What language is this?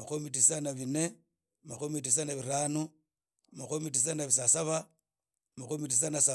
Idakho-Isukha-Tiriki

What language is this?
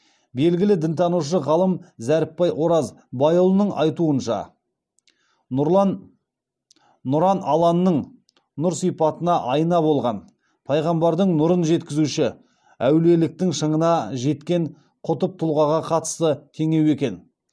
Kazakh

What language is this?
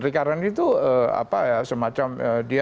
Indonesian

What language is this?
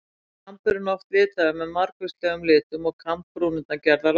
Icelandic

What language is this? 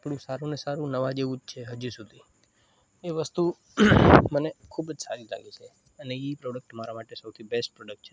Gujarati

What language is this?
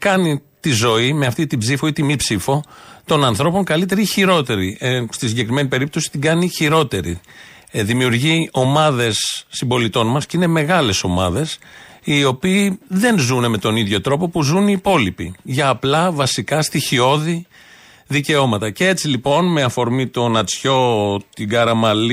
Greek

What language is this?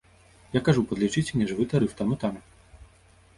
Belarusian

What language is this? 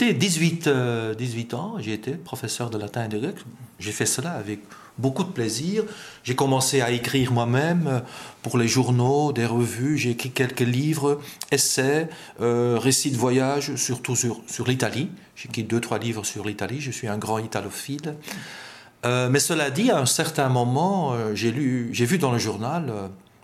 French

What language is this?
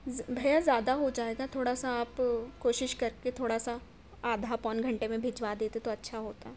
Urdu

